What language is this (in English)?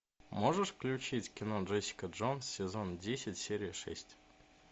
Russian